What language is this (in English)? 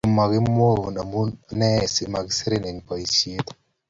Kalenjin